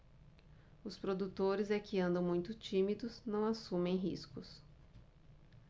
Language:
Portuguese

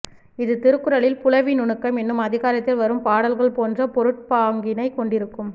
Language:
Tamil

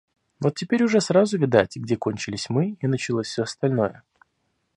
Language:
Russian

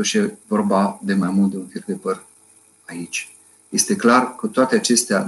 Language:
Romanian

